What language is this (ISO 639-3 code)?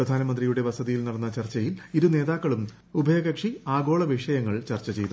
mal